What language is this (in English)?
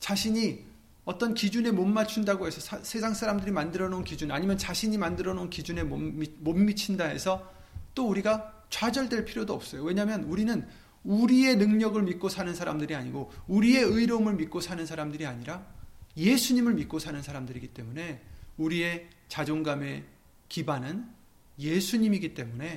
Korean